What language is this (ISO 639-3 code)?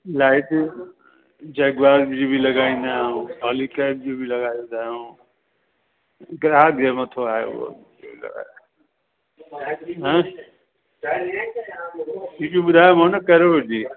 snd